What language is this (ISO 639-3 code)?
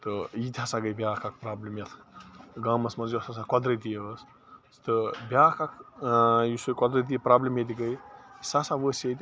kas